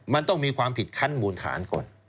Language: Thai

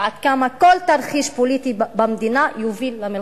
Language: Hebrew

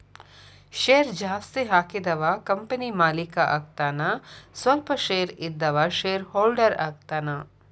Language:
Kannada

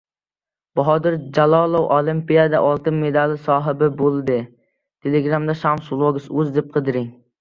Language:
Uzbek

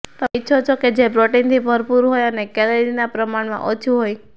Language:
Gujarati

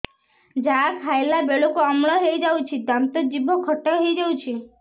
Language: Odia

